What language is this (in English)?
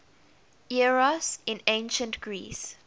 English